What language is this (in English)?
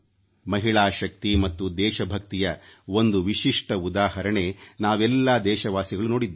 Kannada